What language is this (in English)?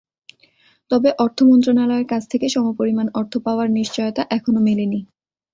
Bangla